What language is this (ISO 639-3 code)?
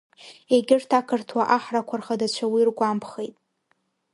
abk